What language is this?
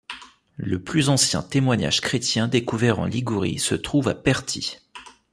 French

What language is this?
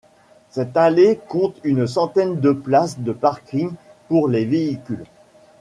French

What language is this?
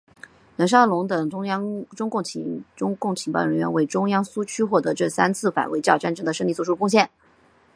Chinese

